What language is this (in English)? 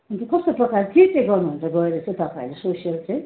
Nepali